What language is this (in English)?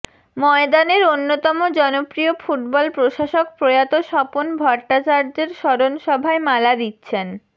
Bangla